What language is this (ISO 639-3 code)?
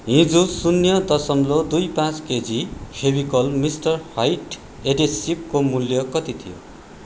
nep